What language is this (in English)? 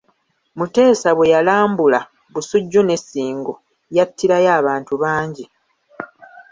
Ganda